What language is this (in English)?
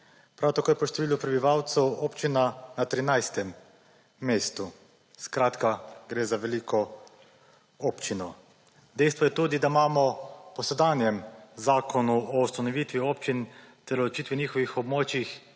Slovenian